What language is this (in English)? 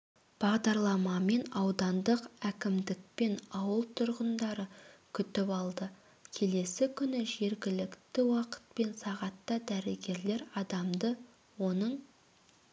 Kazakh